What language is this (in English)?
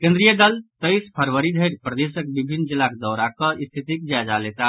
Maithili